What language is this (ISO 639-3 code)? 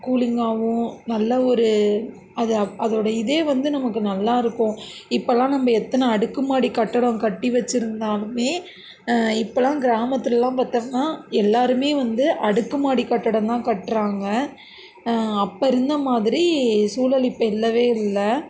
tam